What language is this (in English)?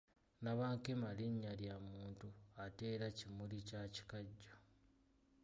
Ganda